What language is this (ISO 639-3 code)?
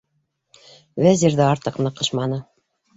bak